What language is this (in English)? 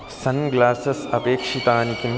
Sanskrit